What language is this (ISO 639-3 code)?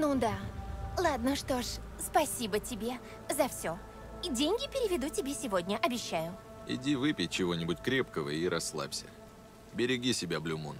rus